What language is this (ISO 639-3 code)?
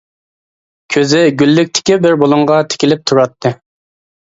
uig